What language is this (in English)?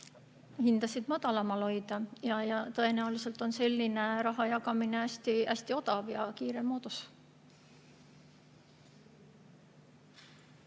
Estonian